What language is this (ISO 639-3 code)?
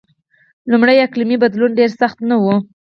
pus